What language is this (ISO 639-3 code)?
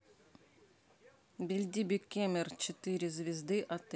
rus